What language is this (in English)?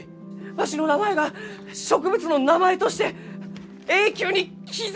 Japanese